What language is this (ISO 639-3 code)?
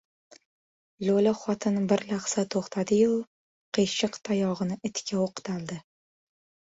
uzb